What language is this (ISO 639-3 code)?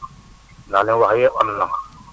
wol